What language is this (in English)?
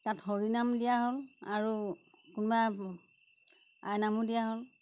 Assamese